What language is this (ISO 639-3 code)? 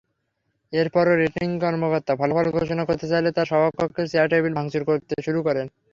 ben